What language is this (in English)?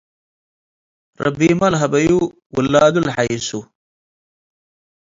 Tigre